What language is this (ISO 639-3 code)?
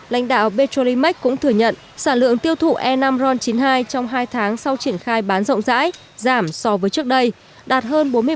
vie